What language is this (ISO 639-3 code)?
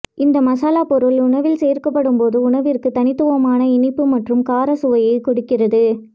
tam